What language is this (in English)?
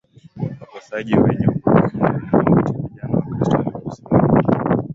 Swahili